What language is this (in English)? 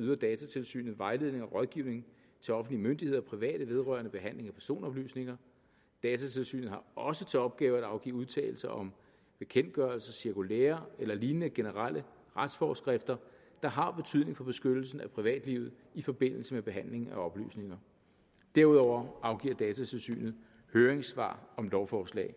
Danish